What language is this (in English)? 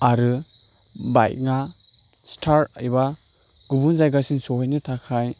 Bodo